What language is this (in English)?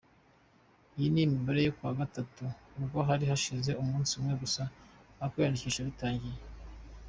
Kinyarwanda